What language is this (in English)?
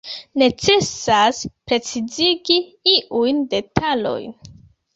Esperanto